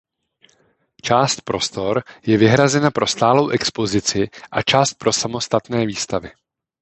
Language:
Czech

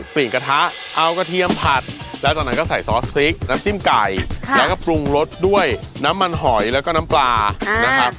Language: Thai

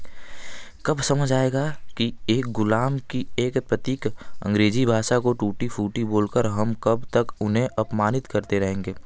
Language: Hindi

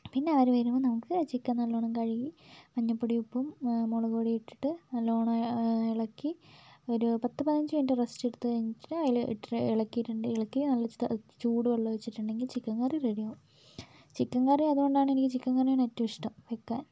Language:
Malayalam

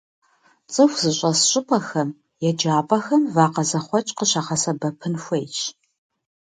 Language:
Kabardian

